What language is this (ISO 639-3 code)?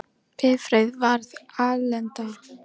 isl